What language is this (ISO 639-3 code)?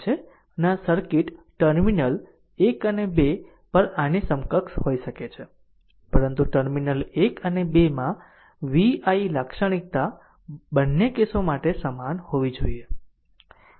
guj